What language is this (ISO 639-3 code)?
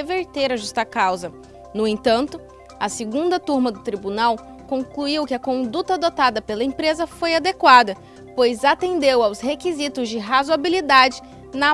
por